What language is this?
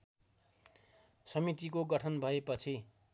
Nepali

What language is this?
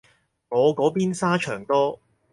Cantonese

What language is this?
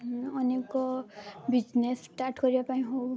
Odia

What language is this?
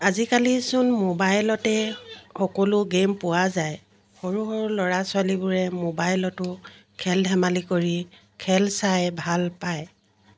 Assamese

